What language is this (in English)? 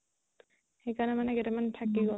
Assamese